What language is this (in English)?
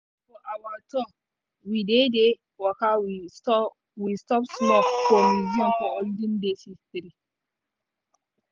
Nigerian Pidgin